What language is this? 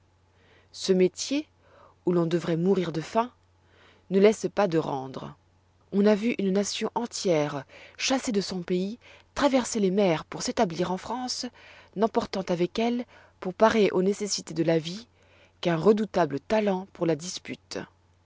French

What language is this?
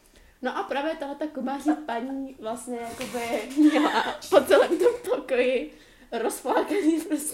Czech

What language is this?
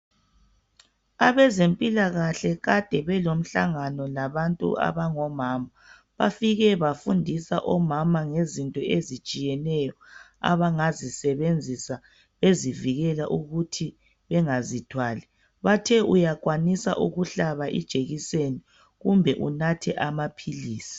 North Ndebele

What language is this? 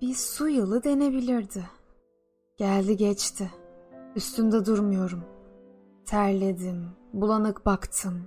Turkish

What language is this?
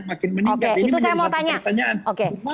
Indonesian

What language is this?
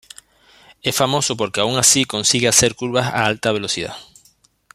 Spanish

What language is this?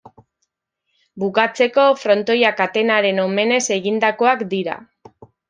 Basque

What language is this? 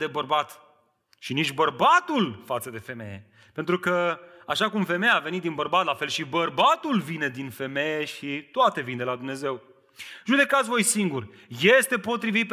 Romanian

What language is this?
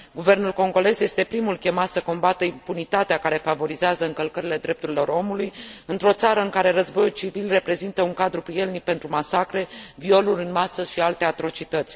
Romanian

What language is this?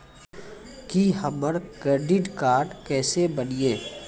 Maithili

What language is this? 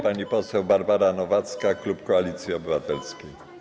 Polish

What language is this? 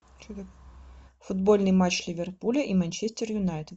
Russian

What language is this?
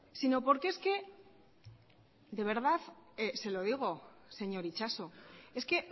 Spanish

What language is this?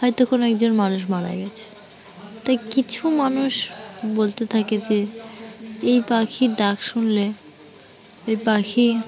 Bangla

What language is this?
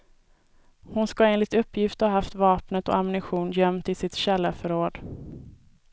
Swedish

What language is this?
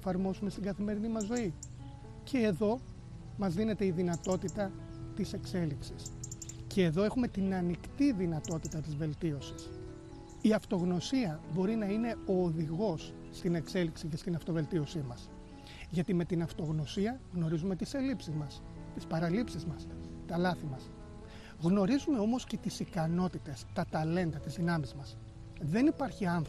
Greek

